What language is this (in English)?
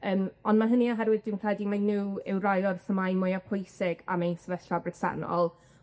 Welsh